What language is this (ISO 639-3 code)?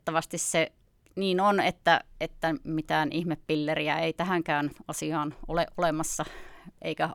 fin